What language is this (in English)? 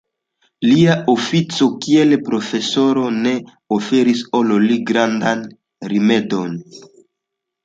Esperanto